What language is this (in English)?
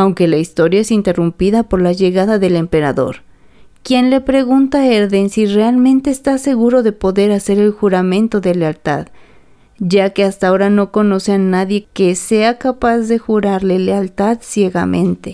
Spanish